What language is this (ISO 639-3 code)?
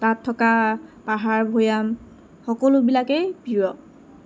asm